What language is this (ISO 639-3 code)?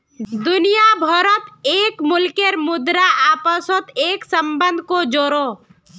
mag